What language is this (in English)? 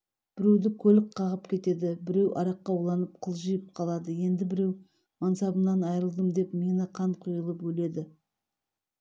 Kazakh